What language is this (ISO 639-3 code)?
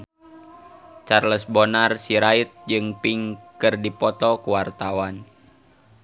sun